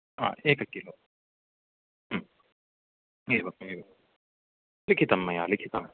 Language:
Sanskrit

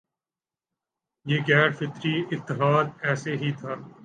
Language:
Urdu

